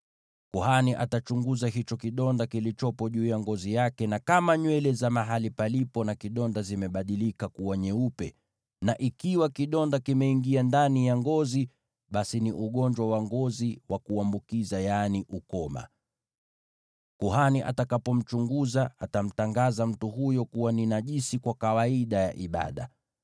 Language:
Swahili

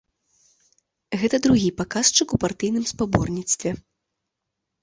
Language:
Belarusian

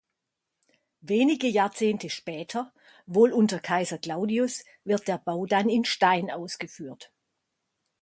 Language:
German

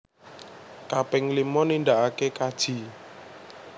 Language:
Javanese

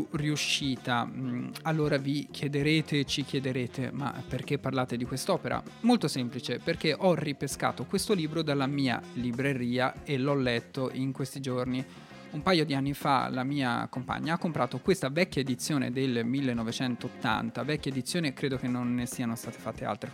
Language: Italian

